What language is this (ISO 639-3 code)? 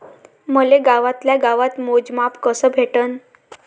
mar